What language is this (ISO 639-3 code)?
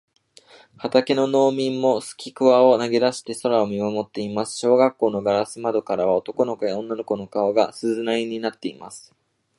jpn